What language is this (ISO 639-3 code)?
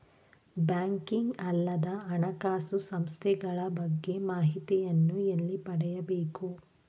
kan